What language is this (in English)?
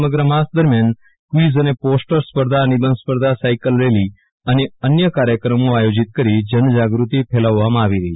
Gujarati